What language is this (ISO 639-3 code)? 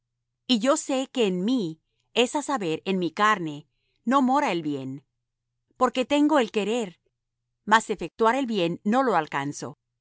spa